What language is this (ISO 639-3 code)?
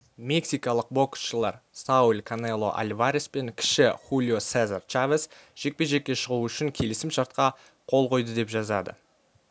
kaz